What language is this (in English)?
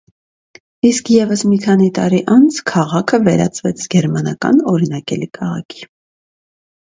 Armenian